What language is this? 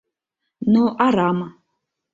Mari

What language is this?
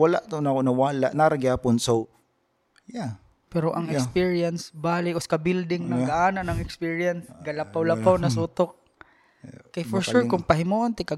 Filipino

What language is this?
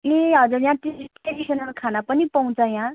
Nepali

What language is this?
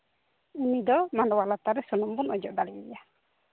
Santali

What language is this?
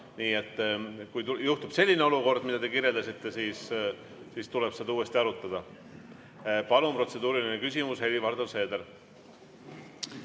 Estonian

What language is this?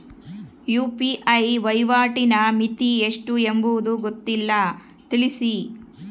Kannada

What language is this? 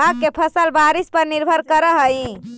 Magahi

